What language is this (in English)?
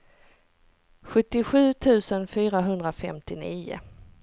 Swedish